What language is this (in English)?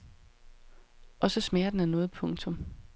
Danish